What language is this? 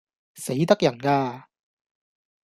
Cantonese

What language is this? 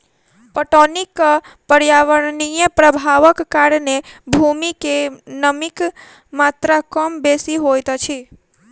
Maithili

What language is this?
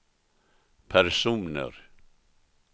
Swedish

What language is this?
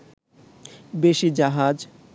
Bangla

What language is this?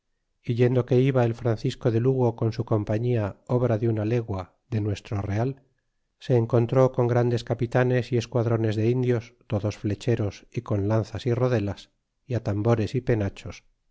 Spanish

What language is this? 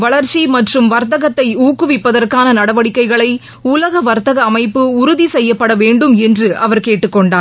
Tamil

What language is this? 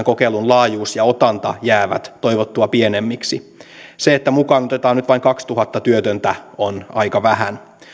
Finnish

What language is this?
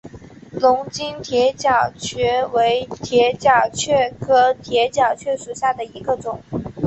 Chinese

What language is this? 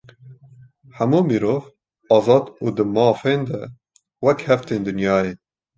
Kurdish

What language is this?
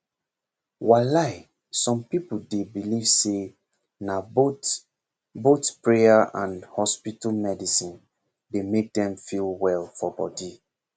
Nigerian Pidgin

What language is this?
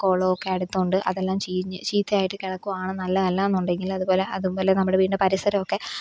Malayalam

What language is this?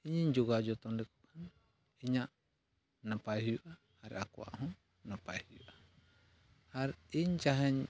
Santali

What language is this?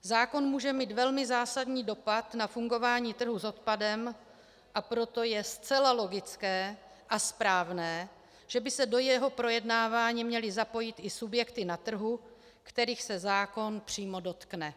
Czech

